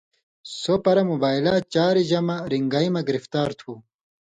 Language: Indus Kohistani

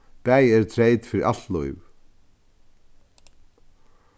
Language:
Faroese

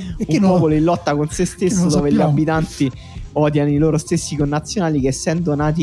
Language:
Italian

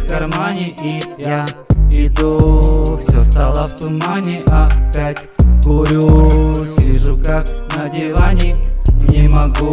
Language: Russian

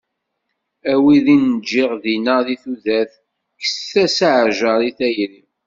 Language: Kabyle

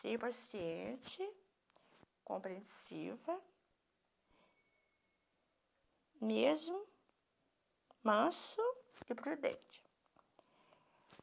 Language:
Portuguese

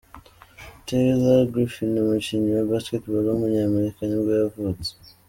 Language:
Kinyarwanda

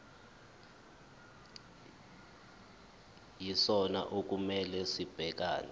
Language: Zulu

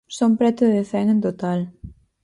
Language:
Galician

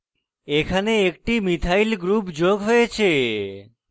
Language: Bangla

